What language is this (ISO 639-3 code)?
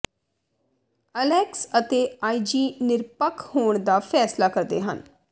pan